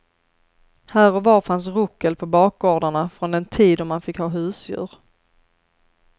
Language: Swedish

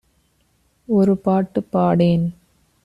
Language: Tamil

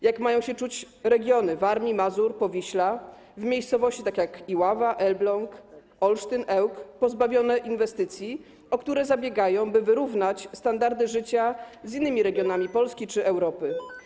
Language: Polish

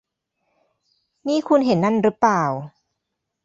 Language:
Thai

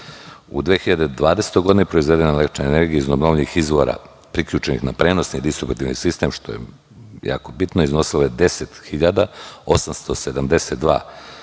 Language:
Serbian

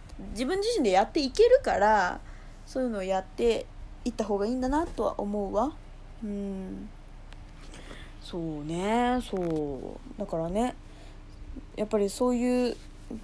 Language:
Japanese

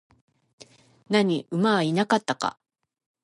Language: Japanese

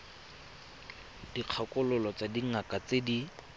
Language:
Tswana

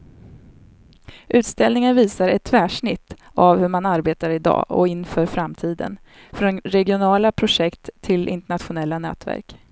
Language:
Swedish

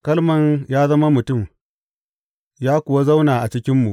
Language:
Hausa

